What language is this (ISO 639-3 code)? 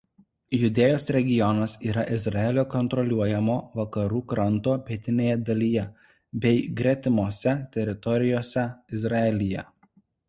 lit